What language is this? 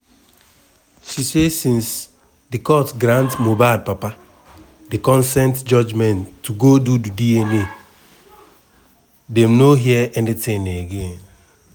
Nigerian Pidgin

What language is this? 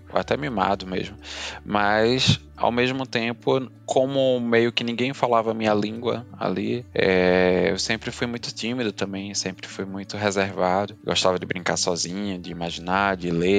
Portuguese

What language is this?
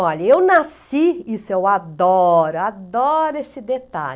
Portuguese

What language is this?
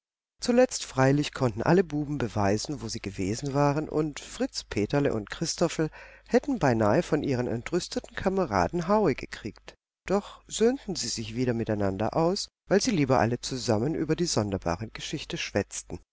German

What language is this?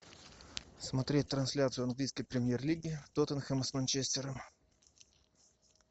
Russian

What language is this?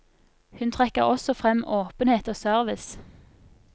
Norwegian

